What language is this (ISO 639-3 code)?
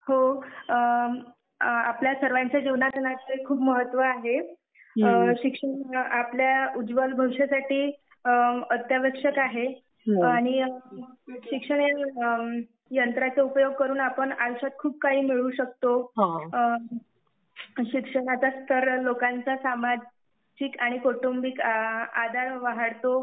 mar